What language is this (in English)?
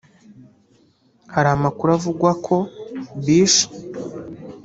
Kinyarwanda